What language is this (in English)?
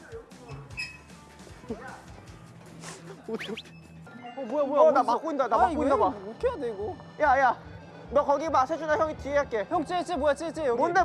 Korean